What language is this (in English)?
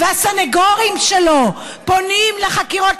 Hebrew